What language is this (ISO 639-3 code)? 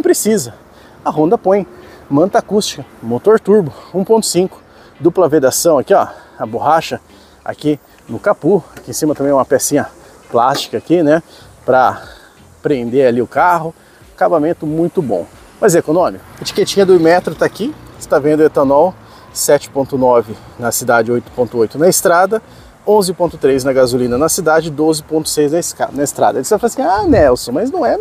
por